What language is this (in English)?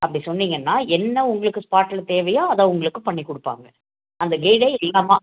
Tamil